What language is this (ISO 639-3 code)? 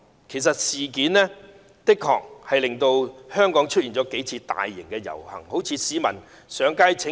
yue